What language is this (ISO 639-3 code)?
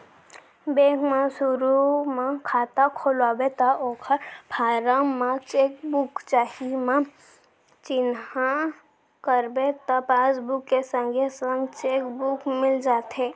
hne